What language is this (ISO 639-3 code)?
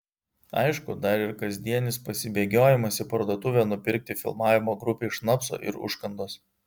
lit